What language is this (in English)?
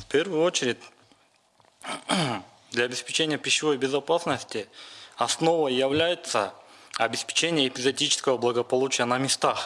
Russian